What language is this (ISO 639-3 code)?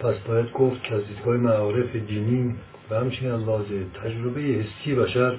fas